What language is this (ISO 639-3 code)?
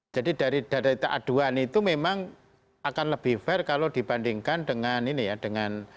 ind